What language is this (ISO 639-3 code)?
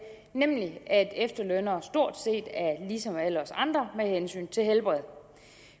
dan